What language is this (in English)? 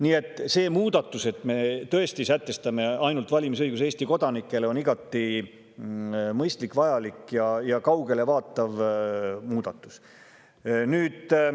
Estonian